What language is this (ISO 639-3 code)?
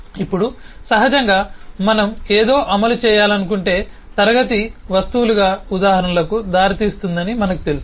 tel